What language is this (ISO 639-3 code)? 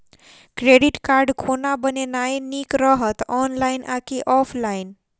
mai